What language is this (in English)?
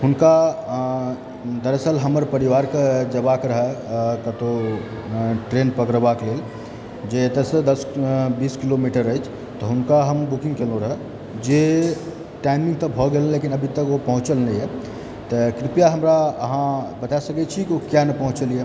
Maithili